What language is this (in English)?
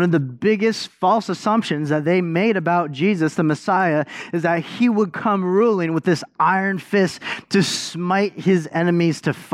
English